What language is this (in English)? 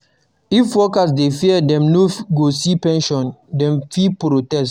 Nigerian Pidgin